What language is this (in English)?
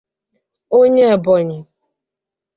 Igbo